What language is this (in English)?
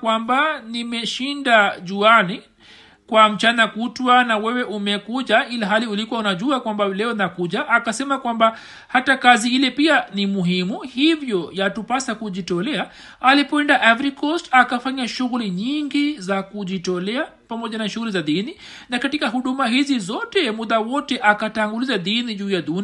Swahili